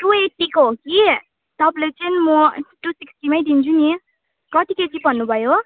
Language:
Nepali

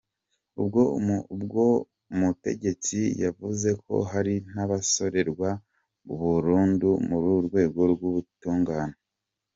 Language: Kinyarwanda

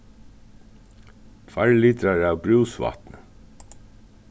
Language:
Faroese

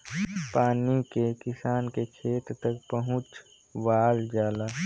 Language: Bhojpuri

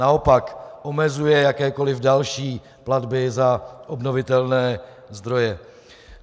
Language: Czech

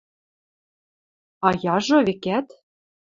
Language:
Western Mari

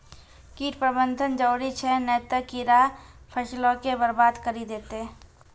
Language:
Maithili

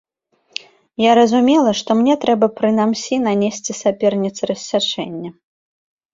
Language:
Belarusian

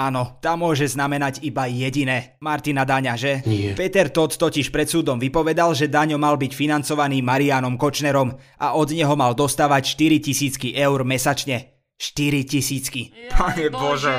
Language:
Slovak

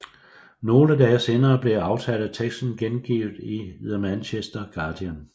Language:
Danish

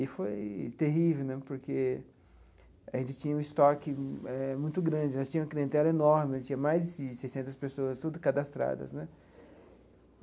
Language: Portuguese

